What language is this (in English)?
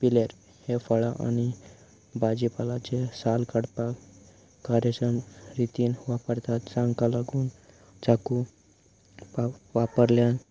Konkani